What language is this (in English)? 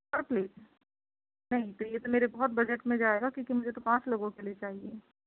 Urdu